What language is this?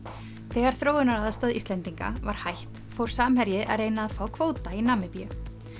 Icelandic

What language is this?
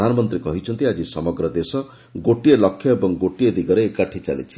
Odia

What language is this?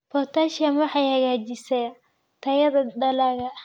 Somali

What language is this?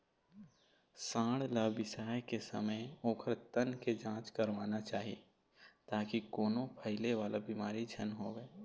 Chhattisgarhi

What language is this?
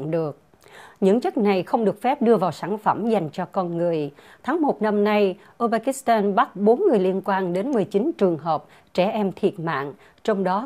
Vietnamese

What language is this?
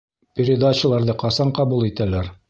Bashkir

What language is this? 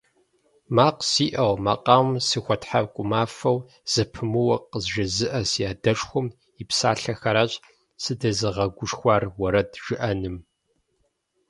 Kabardian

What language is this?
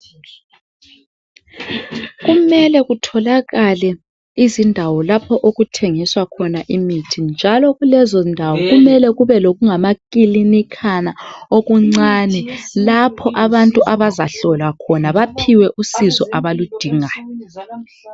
North Ndebele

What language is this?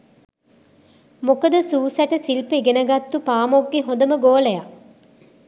Sinhala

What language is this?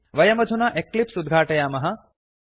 Sanskrit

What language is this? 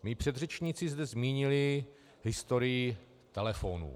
Czech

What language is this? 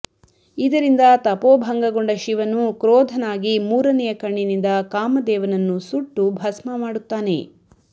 Kannada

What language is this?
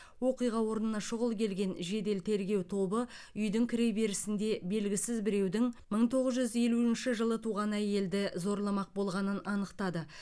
Kazakh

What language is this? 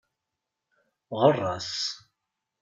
Kabyle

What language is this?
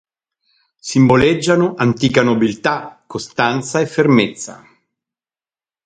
Italian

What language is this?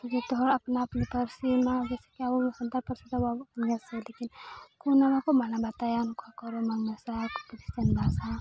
Santali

